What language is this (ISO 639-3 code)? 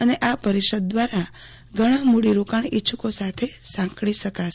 guj